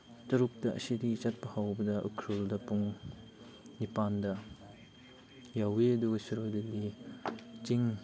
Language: Manipuri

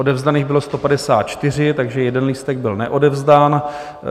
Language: Czech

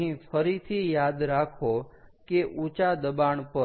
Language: Gujarati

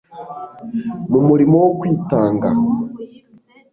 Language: Kinyarwanda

